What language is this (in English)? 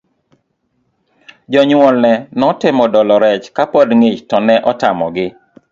Luo (Kenya and Tanzania)